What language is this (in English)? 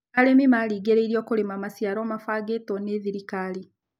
Kikuyu